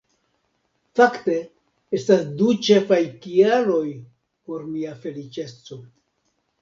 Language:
Esperanto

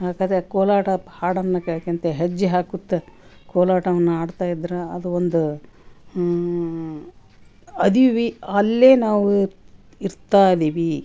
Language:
Kannada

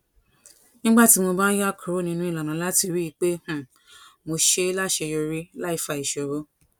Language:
Yoruba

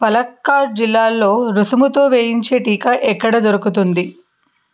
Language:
Telugu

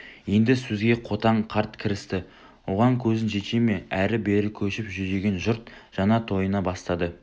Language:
Kazakh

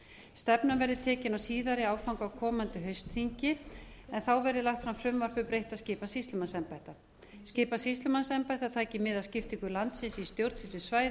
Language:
Icelandic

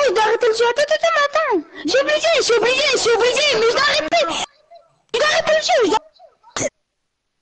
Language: French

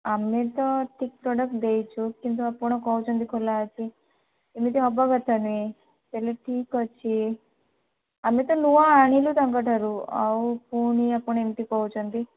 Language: Odia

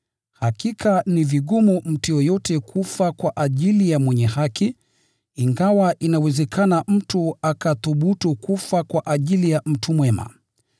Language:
Swahili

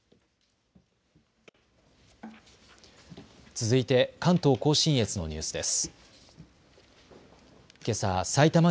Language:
Japanese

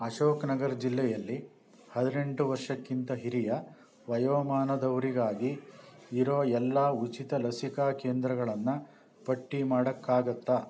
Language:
Kannada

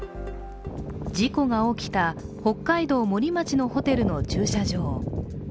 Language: Japanese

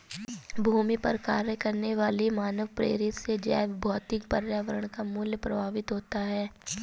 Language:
Hindi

